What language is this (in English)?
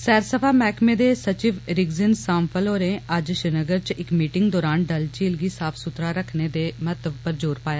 Dogri